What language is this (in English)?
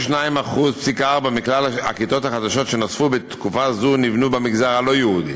Hebrew